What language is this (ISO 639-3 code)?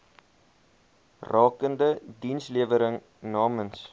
afr